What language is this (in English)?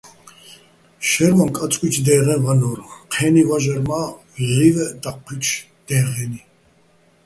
Bats